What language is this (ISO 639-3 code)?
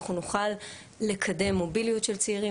heb